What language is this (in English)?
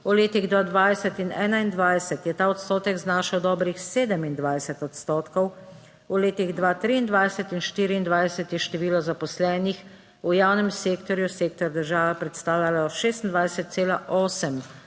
Slovenian